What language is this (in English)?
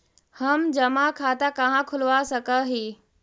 Magahi